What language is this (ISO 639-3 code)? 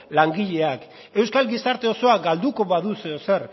eus